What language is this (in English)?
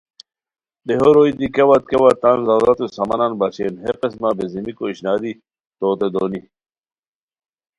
Khowar